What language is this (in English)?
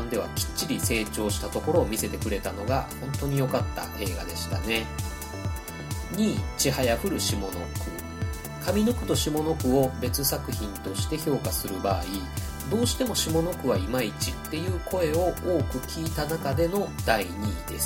Japanese